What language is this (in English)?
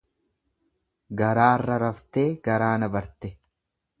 Oromo